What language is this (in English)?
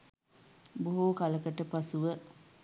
Sinhala